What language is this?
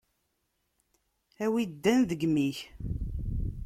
Kabyle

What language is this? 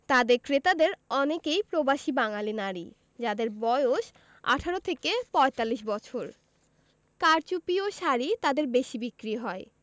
Bangla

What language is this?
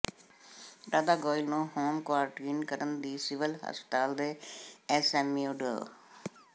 Punjabi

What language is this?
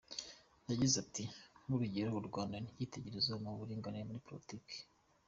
Kinyarwanda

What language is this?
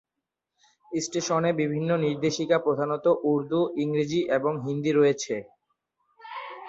Bangla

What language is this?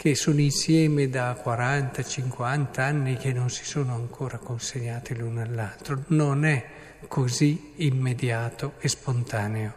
Italian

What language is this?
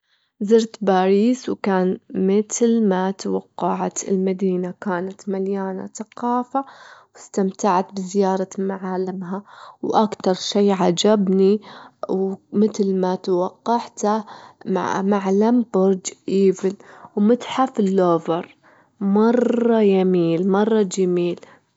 Gulf Arabic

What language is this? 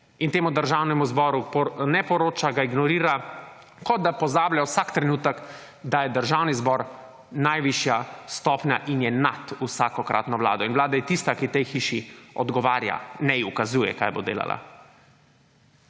Slovenian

